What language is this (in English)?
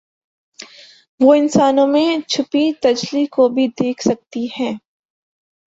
Urdu